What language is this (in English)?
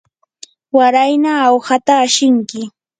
Yanahuanca Pasco Quechua